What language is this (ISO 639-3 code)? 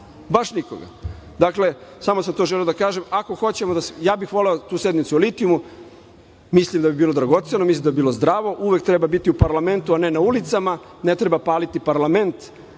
srp